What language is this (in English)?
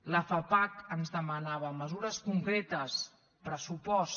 Catalan